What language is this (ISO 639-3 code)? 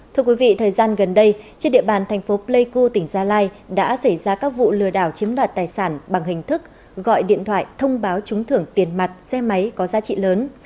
vie